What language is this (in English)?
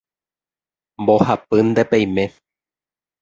Guarani